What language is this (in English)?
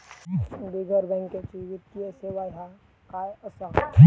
Marathi